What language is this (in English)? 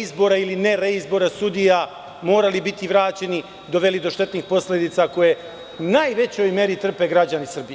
Serbian